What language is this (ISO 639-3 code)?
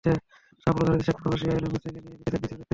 ben